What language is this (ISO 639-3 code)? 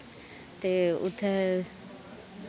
doi